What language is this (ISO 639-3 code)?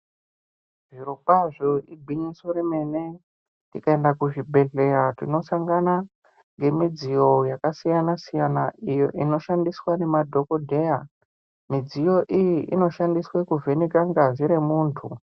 ndc